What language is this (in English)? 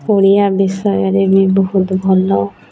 Odia